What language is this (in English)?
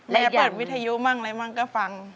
Thai